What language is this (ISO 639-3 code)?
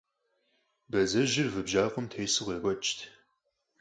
kbd